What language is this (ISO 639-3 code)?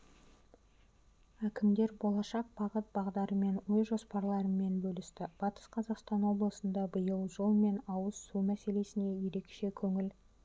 kaz